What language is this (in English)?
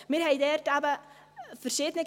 Swiss German